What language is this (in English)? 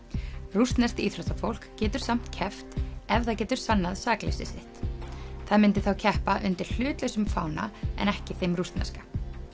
Icelandic